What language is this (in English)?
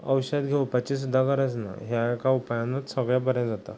Konkani